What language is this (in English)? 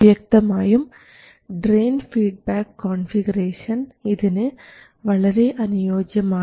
Malayalam